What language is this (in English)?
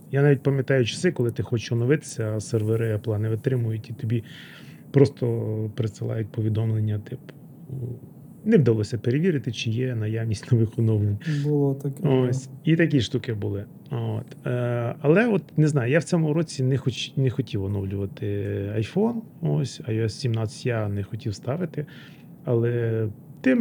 Ukrainian